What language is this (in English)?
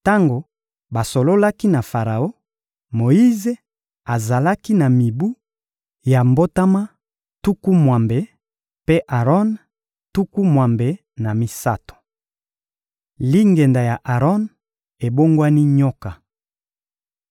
Lingala